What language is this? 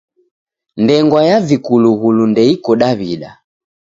Taita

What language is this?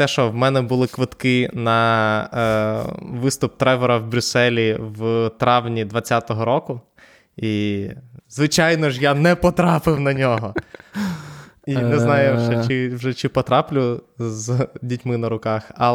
Ukrainian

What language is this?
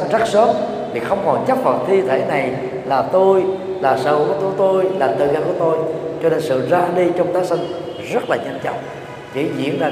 Vietnamese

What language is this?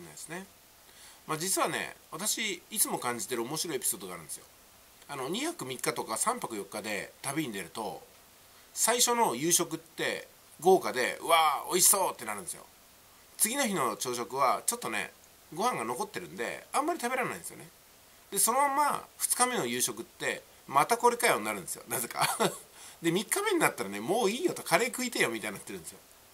Japanese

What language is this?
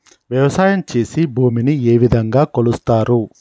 Telugu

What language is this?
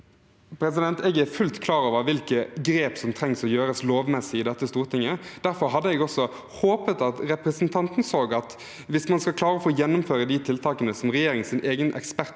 Norwegian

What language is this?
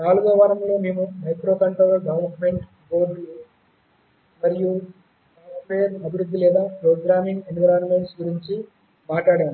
Telugu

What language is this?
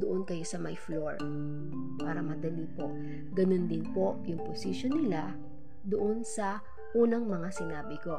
Filipino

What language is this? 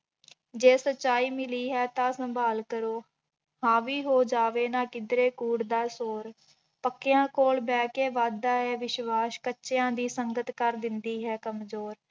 Punjabi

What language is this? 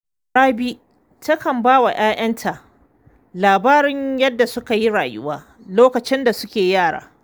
Hausa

